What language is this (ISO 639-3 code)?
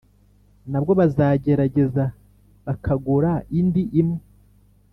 kin